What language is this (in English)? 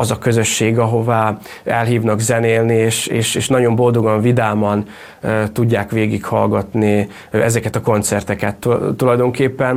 Hungarian